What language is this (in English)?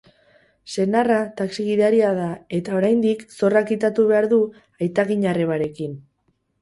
Basque